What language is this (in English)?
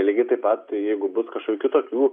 Lithuanian